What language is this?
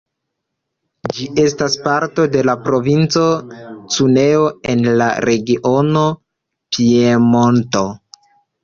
Esperanto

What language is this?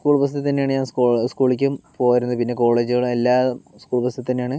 Malayalam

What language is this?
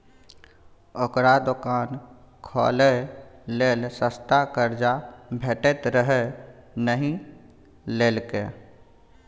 Maithili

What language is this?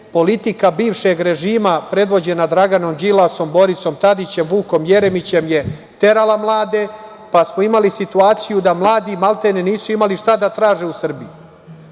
Serbian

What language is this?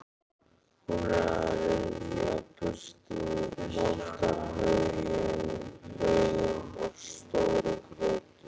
Icelandic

